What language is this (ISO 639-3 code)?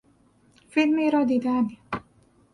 fas